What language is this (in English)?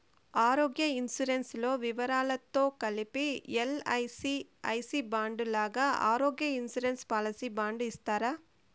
Telugu